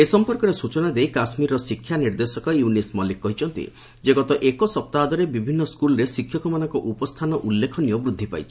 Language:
Odia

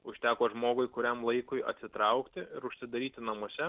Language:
Lithuanian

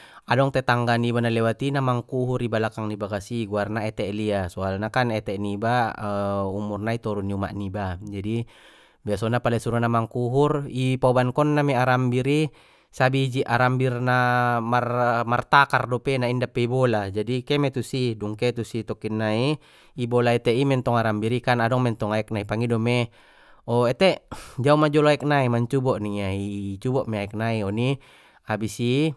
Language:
Batak Mandailing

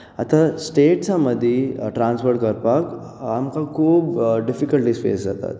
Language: Konkani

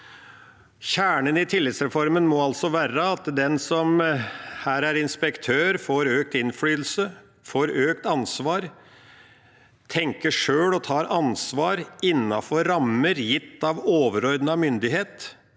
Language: Norwegian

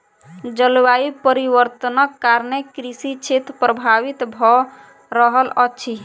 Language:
Maithili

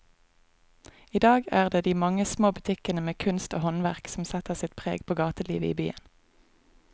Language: Norwegian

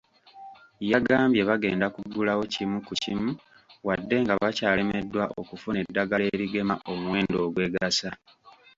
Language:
Ganda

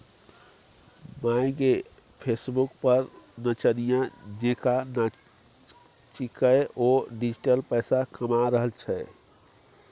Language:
Maithili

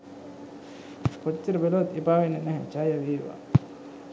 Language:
Sinhala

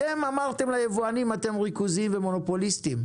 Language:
Hebrew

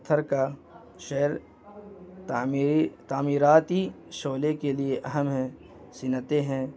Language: Urdu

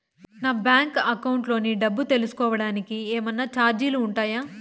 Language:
Telugu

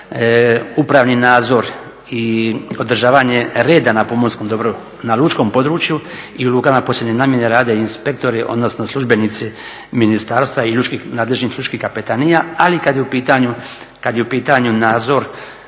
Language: Croatian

